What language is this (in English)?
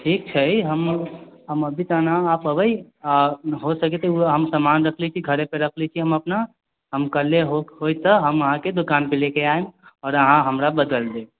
Maithili